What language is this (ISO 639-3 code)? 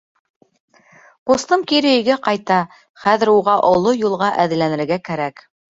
bak